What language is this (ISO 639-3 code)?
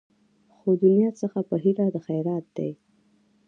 pus